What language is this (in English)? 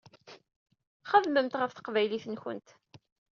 Kabyle